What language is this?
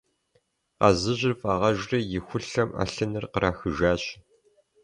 Kabardian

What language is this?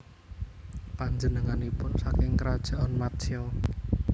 Javanese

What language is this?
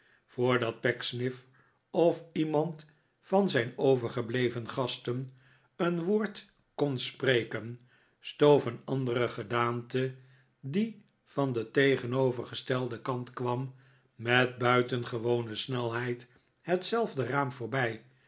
Dutch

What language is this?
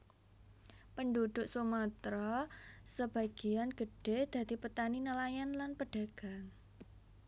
Javanese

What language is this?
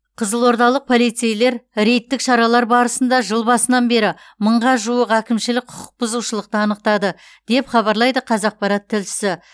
Kazakh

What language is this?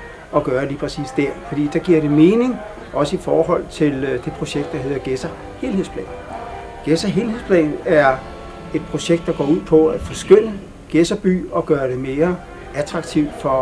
Danish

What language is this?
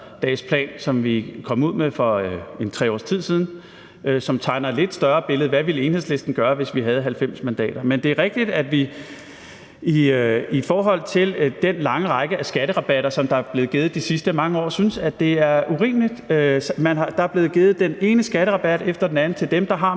Danish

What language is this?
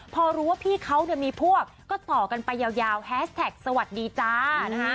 Thai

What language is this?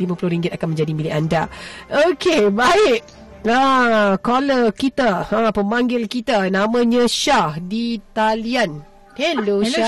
Malay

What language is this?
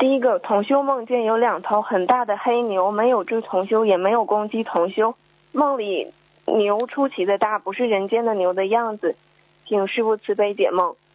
Chinese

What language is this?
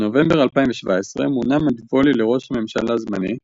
Hebrew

